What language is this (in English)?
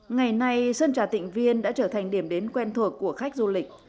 Vietnamese